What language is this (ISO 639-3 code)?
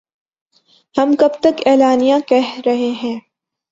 urd